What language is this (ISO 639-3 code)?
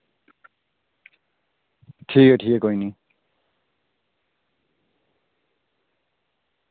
doi